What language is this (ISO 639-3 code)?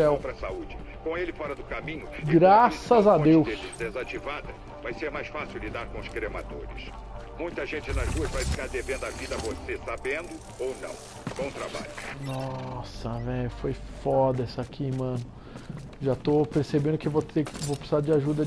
por